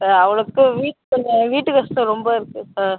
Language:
Tamil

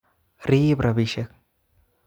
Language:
Kalenjin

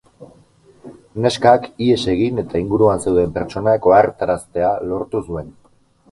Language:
Basque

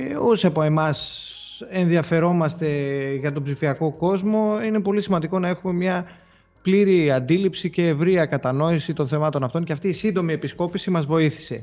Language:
Greek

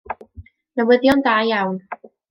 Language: Welsh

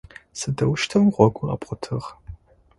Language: Adyghe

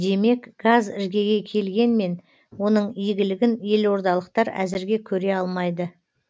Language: Kazakh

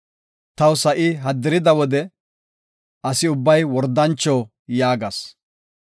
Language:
Gofa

